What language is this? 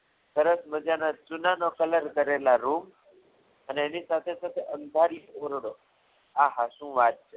Gujarati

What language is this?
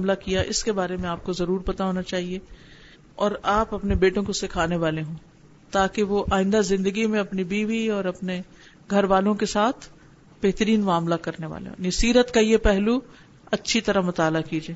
Urdu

